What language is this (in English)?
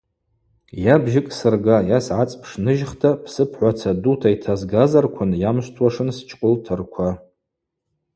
Abaza